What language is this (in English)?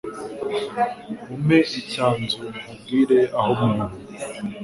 Kinyarwanda